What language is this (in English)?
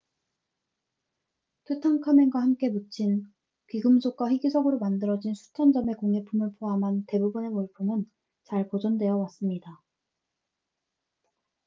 Korean